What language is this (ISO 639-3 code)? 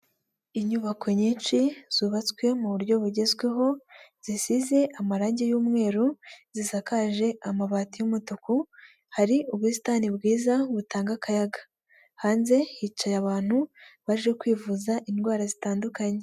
kin